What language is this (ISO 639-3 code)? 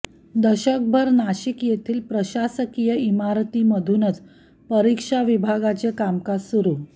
mar